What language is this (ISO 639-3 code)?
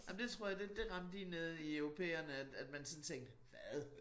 dan